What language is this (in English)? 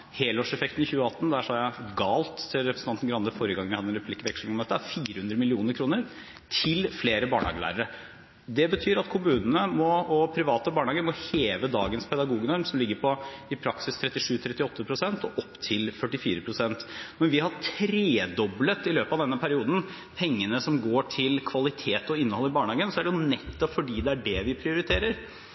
Norwegian Bokmål